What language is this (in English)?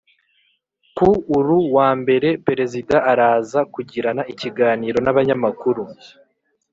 Kinyarwanda